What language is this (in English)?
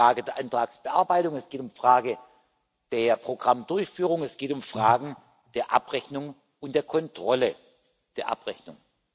German